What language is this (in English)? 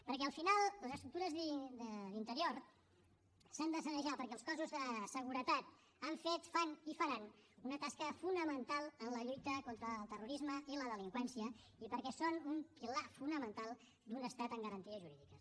Catalan